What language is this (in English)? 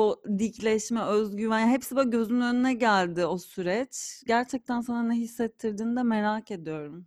Turkish